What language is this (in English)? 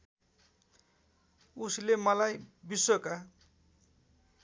Nepali